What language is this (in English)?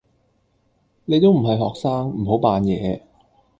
Cantonese